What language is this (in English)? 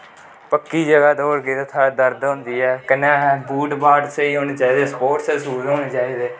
Dogri